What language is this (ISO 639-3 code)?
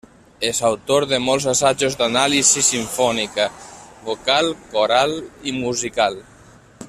cat